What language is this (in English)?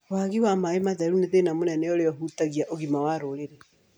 Kikuyu